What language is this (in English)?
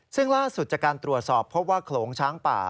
Thai